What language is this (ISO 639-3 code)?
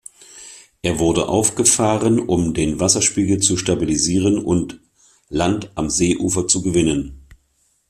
deu